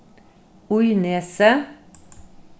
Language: Faroese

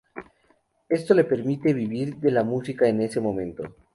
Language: Spanish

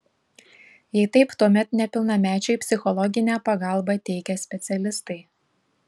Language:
Lithuanian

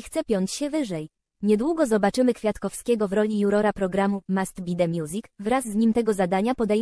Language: Polish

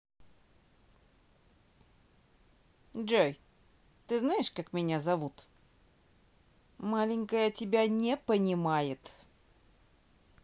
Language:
Russian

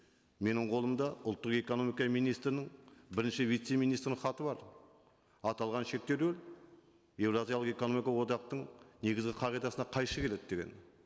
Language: Kazakh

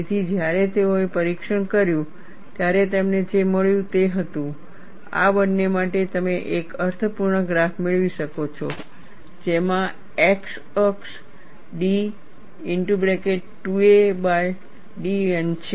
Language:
Gujarati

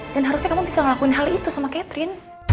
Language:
Indonesian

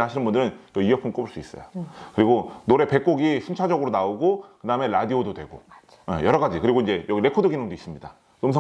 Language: Korean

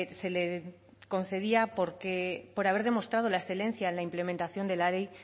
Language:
Spanish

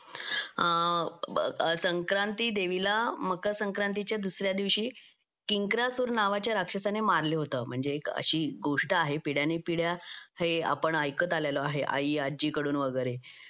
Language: Marathi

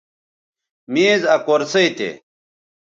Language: Bateri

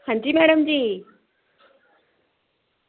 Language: Dogri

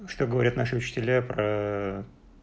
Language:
Russian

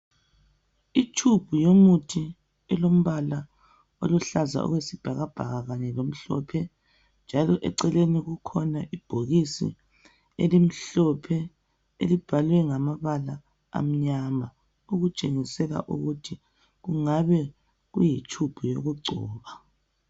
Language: North Ndebele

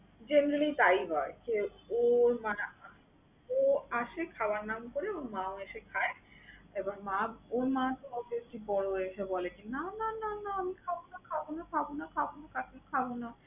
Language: Bangla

